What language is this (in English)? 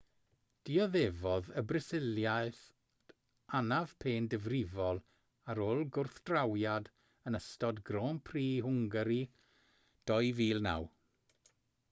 Welsh